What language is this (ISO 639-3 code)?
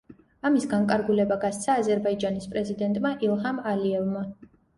kat